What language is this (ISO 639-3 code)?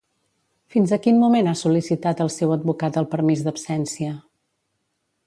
cat